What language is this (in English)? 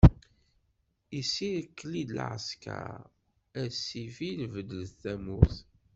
Kabyle